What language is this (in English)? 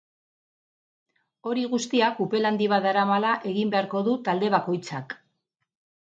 Basque